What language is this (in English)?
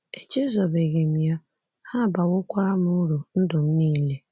Igbo